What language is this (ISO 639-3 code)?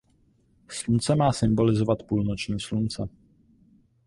ces